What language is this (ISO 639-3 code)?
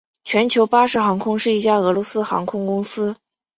zho